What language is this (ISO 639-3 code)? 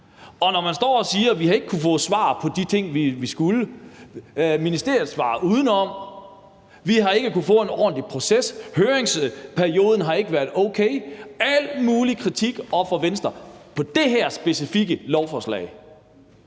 dan